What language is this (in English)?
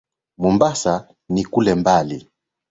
Swahili